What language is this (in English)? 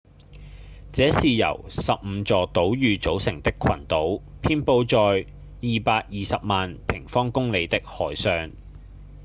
Cantonese